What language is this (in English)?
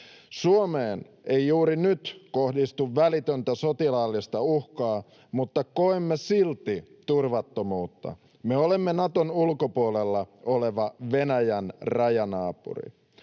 Finnish